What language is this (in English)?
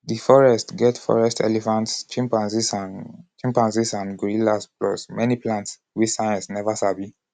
Nigerian Pidgin